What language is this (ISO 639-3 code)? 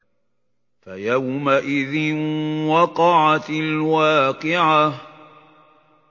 ara